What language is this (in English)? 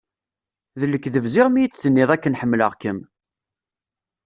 Kabyle